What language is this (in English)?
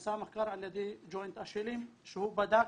Hebrew